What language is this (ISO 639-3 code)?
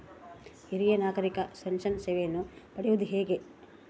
kan